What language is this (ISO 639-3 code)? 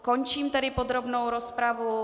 ces